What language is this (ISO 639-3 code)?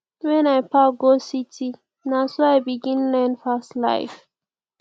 pcm